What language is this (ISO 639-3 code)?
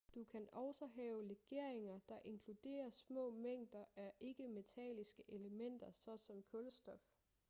dan